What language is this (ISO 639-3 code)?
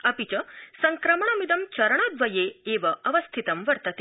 san